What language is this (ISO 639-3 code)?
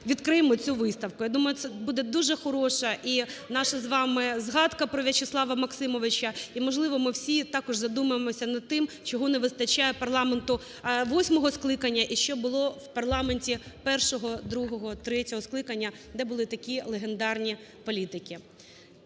ukr